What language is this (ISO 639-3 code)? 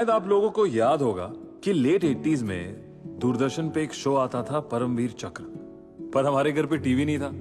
hin